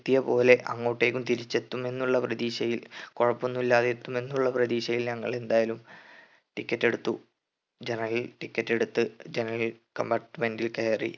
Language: Malayalam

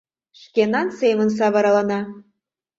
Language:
Mari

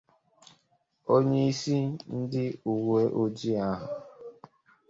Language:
Igbo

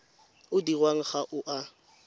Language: Tswana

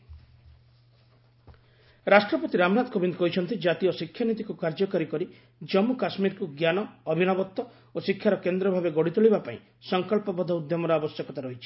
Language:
Odia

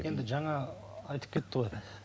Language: Kazakh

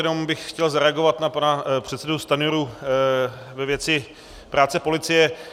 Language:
Czech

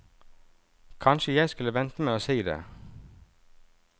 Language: Norwegian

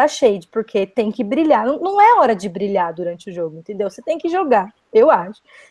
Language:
Portuguese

